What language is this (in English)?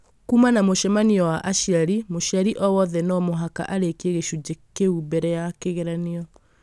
Kikuyu